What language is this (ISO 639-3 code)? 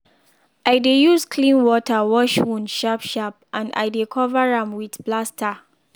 pcm